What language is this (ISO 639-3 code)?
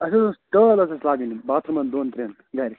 kas